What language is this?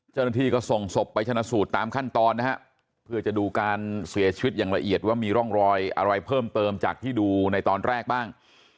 Thai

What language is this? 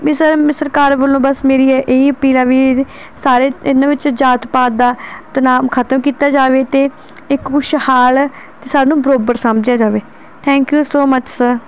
Punjabi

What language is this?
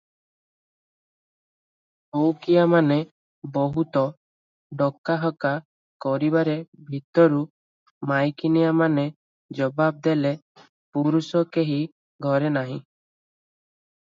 Odia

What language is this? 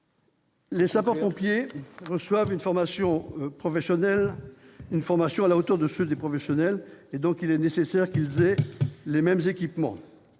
French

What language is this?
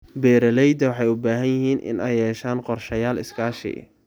Somali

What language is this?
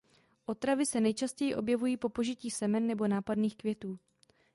Czech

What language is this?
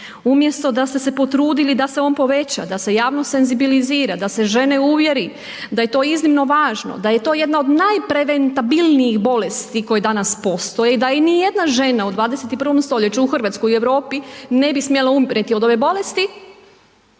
Croatian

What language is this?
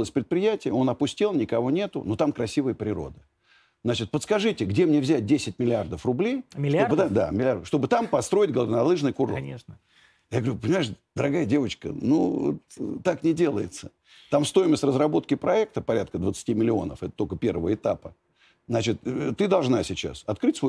Russian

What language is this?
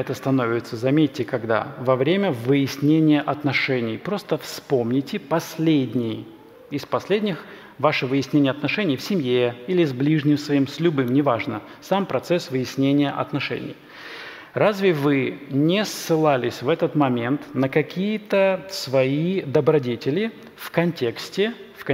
Russian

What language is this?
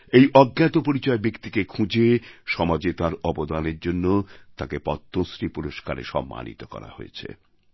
Bangla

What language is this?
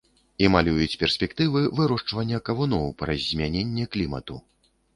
Belarusian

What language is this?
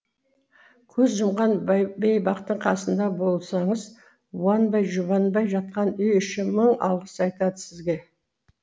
Kazakh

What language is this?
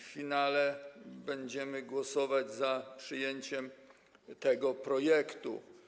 Polish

